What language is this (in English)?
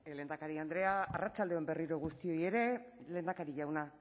Basque